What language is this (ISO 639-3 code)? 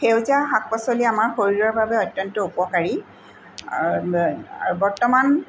asm